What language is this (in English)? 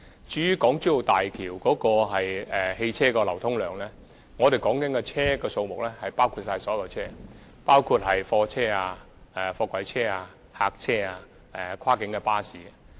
Cantonese